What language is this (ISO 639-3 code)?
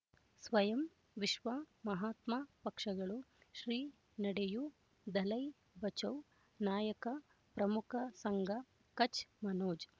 kan